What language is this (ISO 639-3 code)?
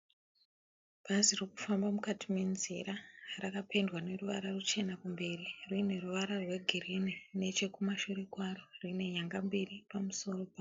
sna